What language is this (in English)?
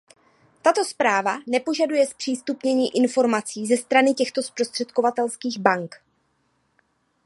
Czech